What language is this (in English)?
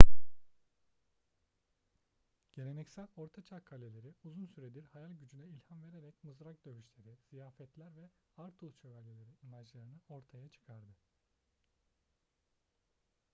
Turkish